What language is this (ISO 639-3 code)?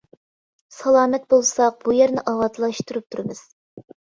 uig